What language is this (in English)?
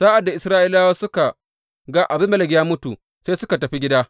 Hausa